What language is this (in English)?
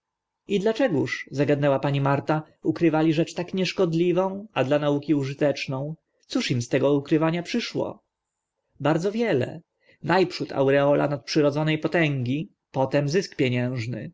Polish